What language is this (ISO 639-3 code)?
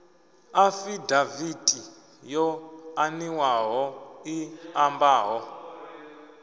ven